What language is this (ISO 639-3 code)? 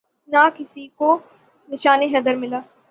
urd